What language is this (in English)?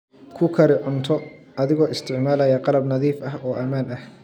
Somali